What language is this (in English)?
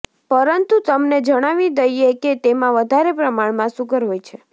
Gujarati